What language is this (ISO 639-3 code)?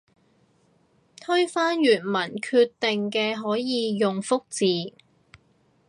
yue